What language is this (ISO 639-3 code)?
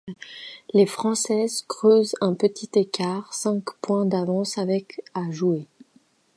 fra